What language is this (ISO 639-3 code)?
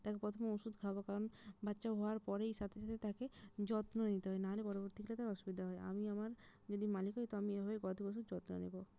ben